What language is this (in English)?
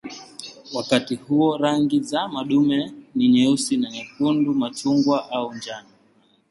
Swahili